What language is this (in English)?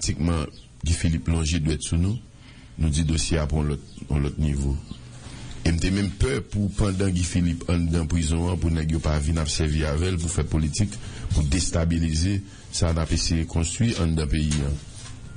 French